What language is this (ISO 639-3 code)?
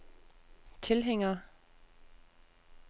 dan